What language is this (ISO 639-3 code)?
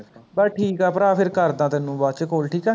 pan